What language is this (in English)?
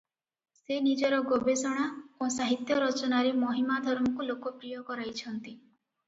Odia